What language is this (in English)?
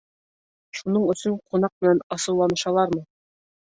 Bashkir